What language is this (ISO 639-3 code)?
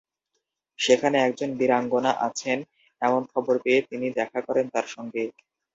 ben